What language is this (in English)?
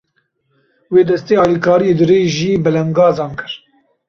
Kurdish